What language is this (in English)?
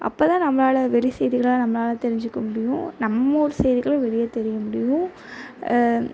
Tamil